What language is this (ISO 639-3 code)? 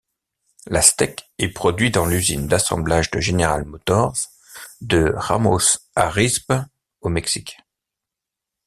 fra